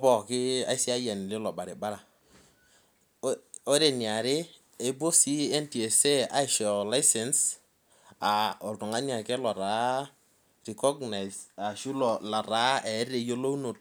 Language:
Masai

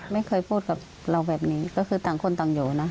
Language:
Thai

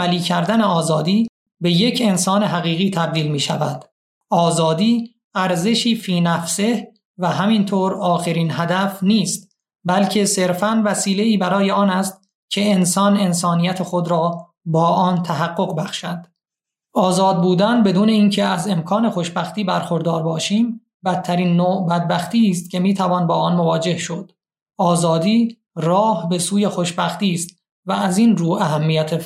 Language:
Persian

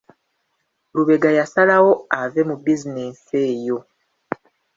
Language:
Ganda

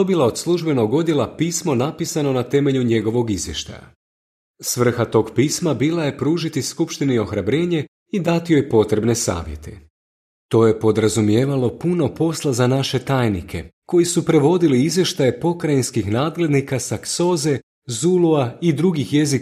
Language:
Croatian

